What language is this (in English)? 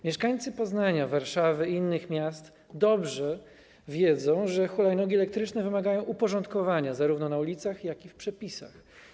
Polish